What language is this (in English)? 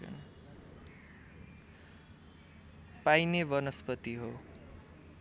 Nepali